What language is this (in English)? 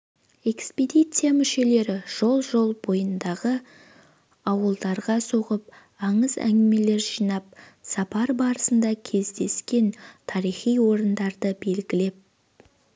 Kazakh